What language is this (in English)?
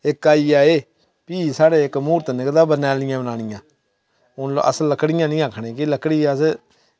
Dogri